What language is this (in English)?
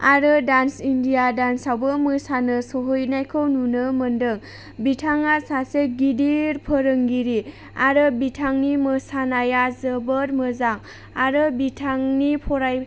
Bodo